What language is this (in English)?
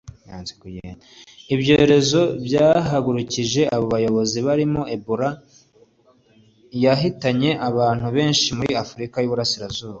Kinyarwanda